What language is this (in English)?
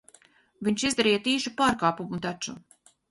Latvian